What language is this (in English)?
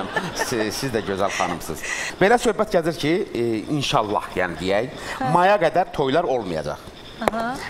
Turkish